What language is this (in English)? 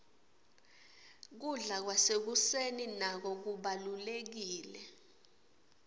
Swati